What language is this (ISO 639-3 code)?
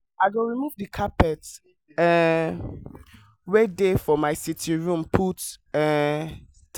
pcm